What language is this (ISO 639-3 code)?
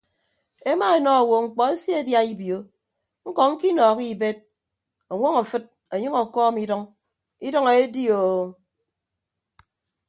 ibb